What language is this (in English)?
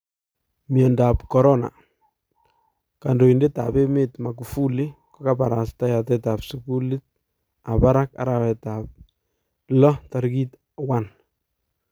Kalenjin